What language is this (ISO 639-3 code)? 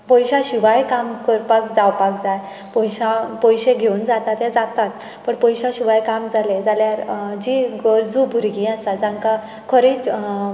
kok